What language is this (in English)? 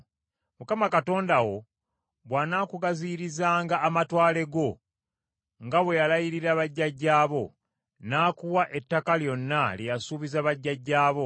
Ganda